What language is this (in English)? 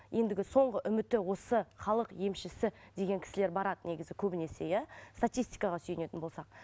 Kazakh